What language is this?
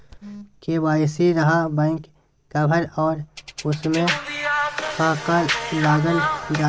Magahi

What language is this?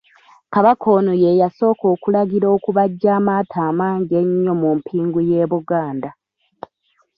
Ganda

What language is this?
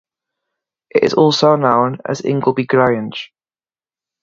English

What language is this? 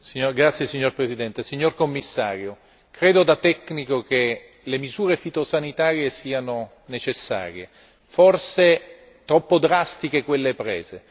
Italian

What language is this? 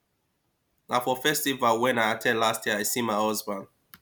Nigerian Pidgin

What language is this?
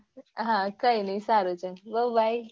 Gujarati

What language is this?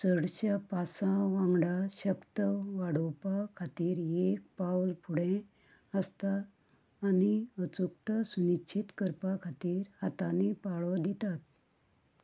Konkani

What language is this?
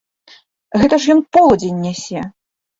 Belarusian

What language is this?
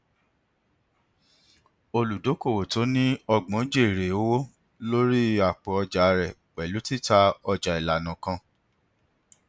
Yoruba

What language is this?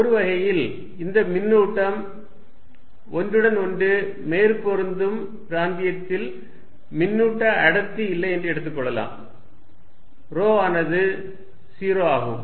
Tamil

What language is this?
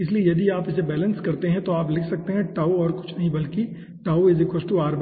Hindi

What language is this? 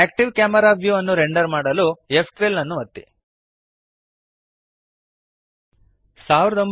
Kannada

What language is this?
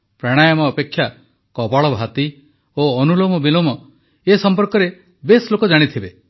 Odia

